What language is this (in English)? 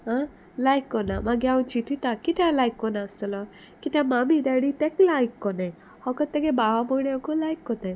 Konkani